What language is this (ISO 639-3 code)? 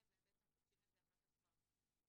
heb